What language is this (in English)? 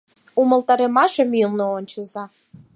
Mari